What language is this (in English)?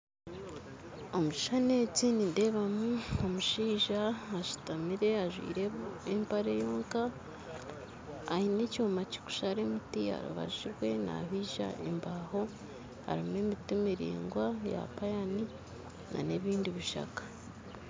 Nyankole